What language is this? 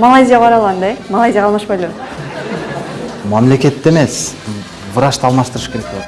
Turkish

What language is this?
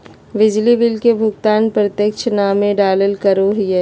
Magahi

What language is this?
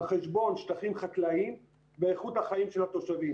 Hebrew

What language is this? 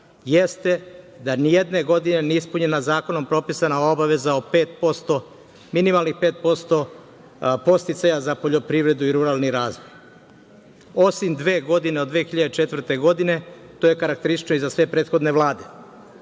Serbian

